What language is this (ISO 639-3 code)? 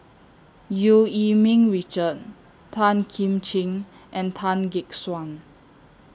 eng